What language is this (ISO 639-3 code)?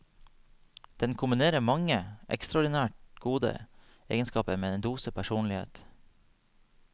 nor